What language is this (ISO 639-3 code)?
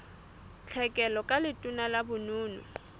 sot